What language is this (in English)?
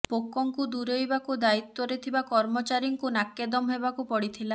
Odia